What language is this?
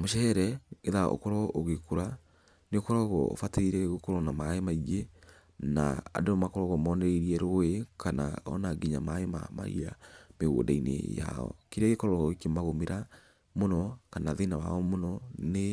Kikuyu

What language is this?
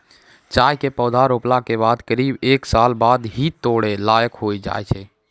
Maithili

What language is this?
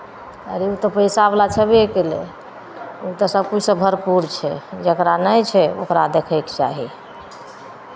Maithili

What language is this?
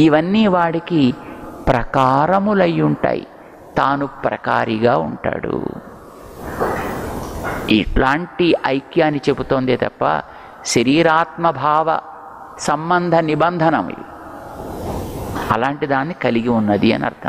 Hindi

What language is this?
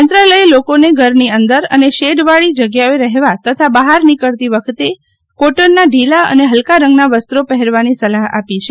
Gujarati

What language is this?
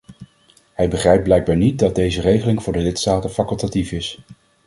Dutch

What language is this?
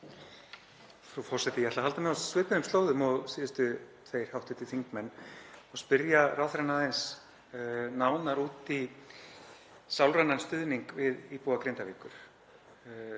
Icelandic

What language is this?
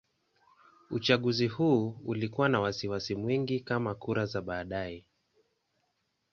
Swahili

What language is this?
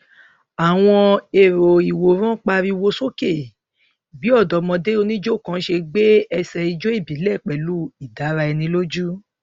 Yoruba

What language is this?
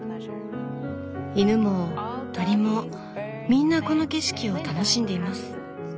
Japanese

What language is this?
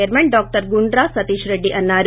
Telugu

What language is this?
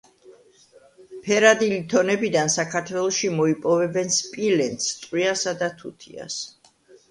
Georgian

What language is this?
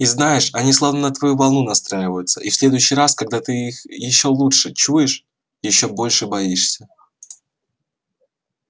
Russian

